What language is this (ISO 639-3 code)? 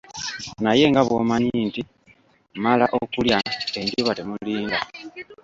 lug